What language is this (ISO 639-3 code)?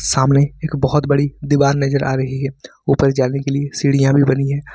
hin